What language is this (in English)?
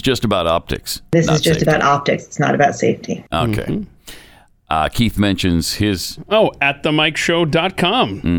English